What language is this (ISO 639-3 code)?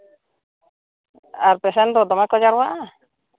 sat